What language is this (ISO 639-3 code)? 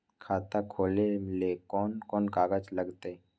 mag